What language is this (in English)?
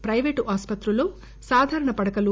Telugu